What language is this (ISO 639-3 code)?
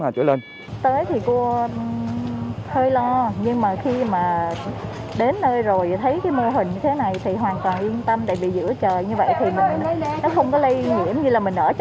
vie